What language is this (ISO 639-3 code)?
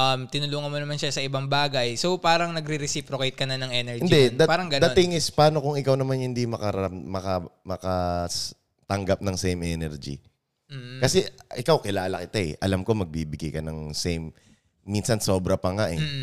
fil